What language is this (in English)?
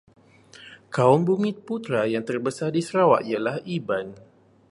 Malay